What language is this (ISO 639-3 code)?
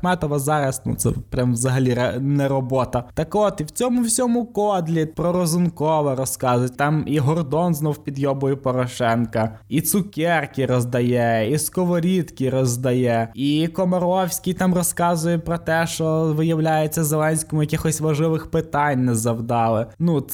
ukr